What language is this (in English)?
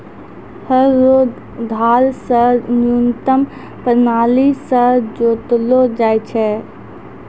Maithili